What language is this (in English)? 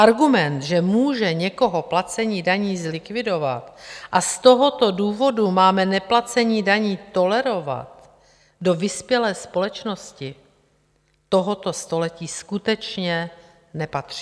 Czech